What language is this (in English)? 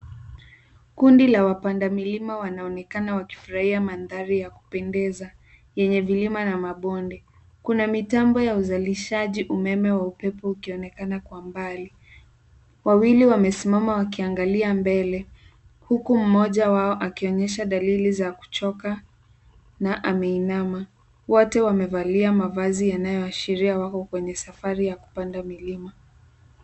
Swahili